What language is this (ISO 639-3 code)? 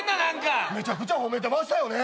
jpn